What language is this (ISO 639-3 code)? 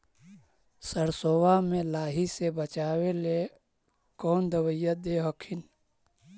mag